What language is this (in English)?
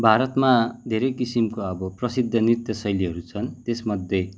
Nepali